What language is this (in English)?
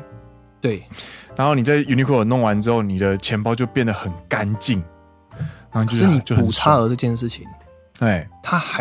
Chinese